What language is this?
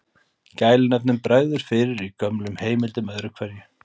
Icelandic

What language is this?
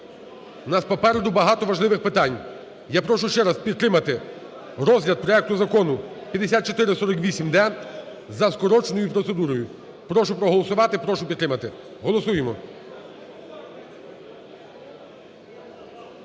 Ukrainian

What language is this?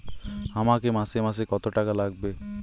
Bangla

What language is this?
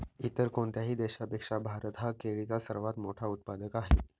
Marathi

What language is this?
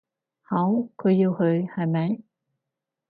Cantonese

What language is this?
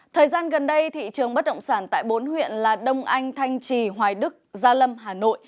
Vietnamese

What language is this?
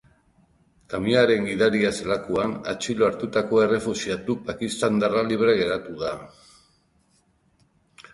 Basque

